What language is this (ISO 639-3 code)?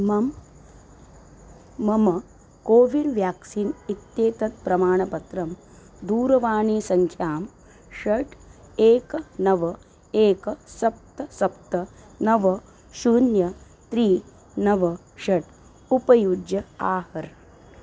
san